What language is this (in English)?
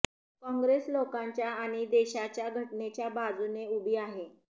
Marathi